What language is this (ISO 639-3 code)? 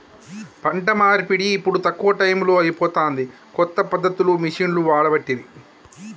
tel